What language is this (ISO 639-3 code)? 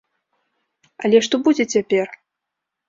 bel